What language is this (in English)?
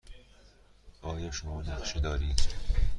Persian